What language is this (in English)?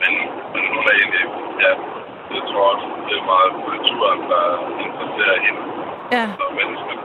Danish